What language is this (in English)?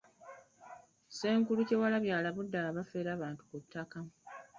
Ganda